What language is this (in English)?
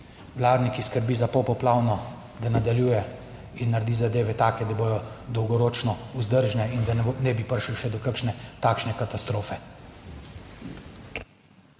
Slovenian